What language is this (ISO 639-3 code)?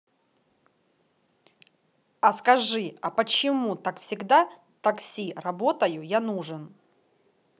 rus